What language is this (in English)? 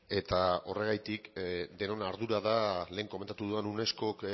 Basque